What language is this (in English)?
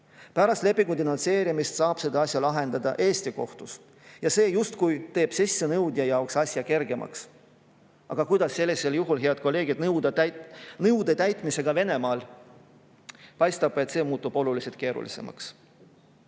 Estonian